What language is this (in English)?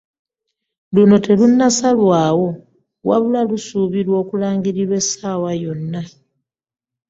Ganda